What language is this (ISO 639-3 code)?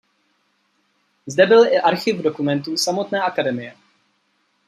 ces